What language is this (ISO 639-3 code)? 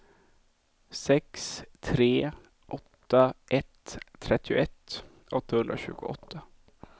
swe